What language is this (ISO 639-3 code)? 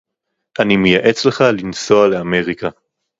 heb